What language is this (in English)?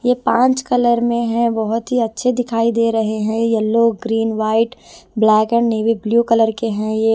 Hindi